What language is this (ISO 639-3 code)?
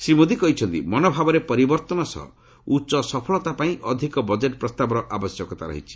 ori